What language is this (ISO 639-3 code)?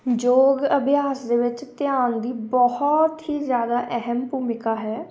pan